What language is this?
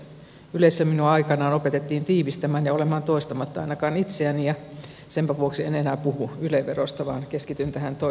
Finnish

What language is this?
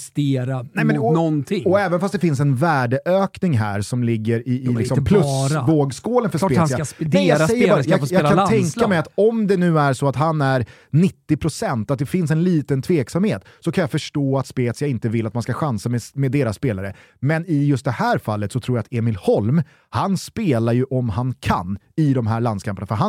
Swedish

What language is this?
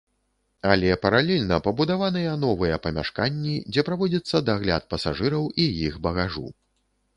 Belarusian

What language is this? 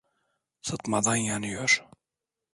Turkish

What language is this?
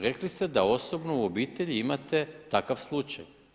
Croatian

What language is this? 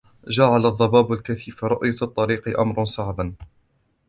Arabic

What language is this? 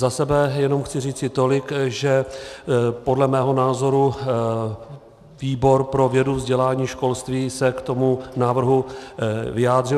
Czech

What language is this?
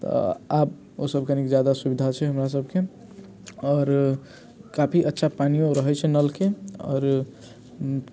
Maithili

